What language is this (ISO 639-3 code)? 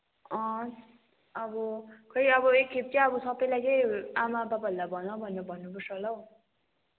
nep